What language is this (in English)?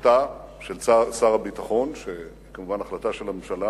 Hebrew